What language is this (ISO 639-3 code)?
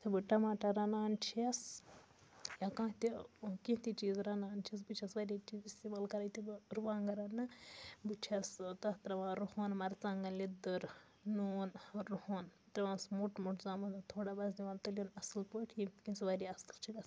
kas